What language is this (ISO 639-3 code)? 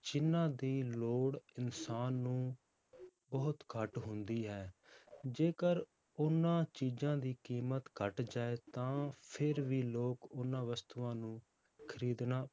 pan